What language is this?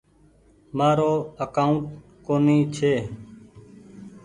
Goaria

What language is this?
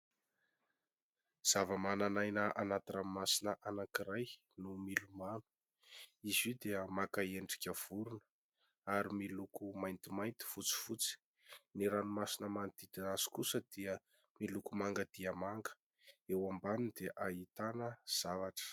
Malagasy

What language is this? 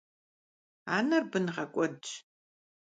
Kabardian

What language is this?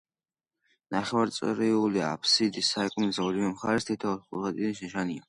Georgian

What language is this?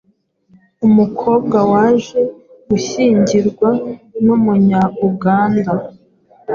Kinyarwanda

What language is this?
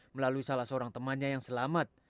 Indonesian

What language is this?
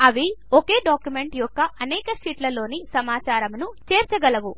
Telugu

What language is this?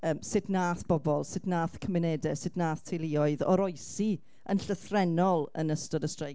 Welsh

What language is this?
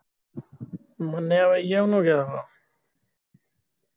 Punjabi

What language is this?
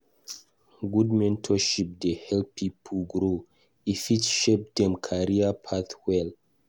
Nigerian Pidgin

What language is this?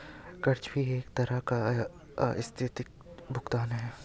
Hindi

